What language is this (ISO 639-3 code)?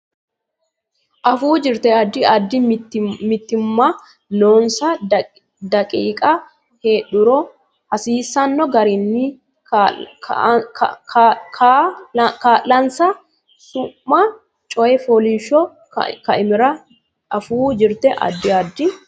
sid